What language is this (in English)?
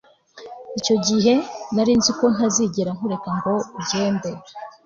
Kinyarwanda